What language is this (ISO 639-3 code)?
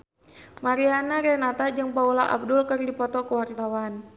sun